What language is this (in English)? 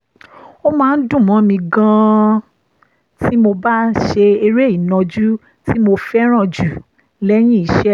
Yoruba